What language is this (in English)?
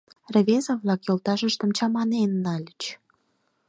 Mari